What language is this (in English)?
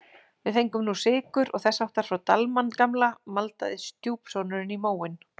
Icelandic